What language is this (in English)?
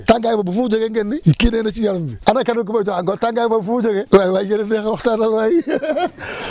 Wolof